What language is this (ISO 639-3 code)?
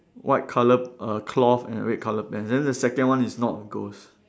eng